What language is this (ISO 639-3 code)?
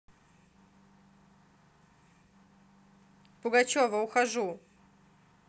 rus